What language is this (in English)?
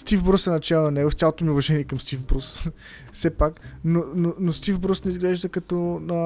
Bulgarian